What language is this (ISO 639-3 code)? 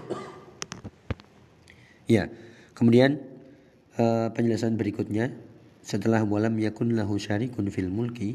ind